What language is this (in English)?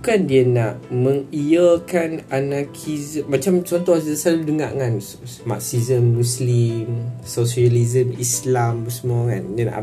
Malay